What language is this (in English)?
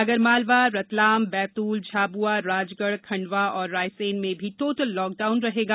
Hindi